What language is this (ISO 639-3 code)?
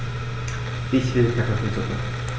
deu